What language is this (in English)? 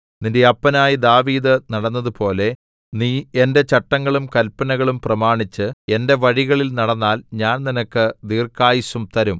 Malayalam